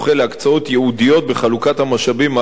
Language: Hebrew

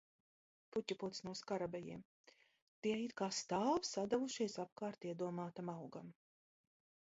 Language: Latvian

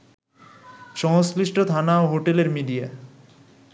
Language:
Bangla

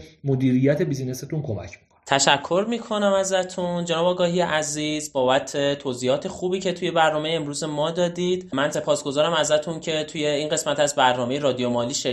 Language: Persian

